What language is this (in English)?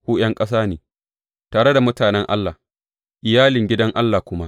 Hausa